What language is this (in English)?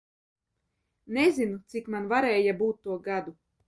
Latvian